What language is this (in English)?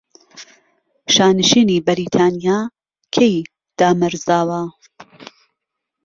Central Kurdish